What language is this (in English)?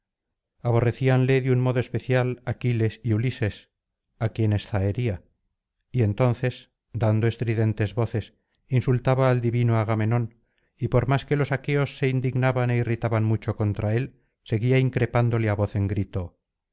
Spanish